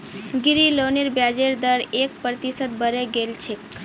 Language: Magahi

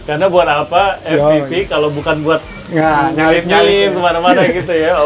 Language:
Indonesian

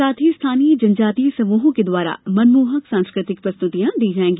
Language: Hindi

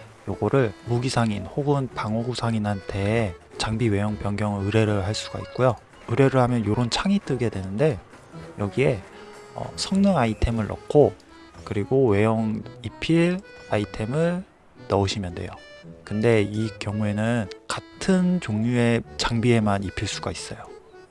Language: Korean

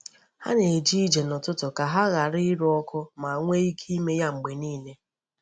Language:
Igbo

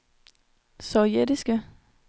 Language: Danish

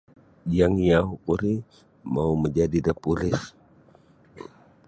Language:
Sabah Bisaya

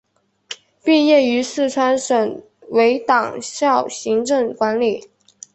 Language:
Chinese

